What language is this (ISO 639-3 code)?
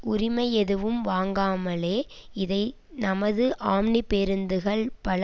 tam